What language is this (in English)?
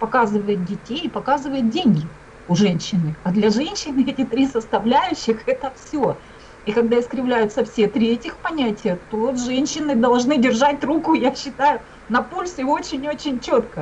Russian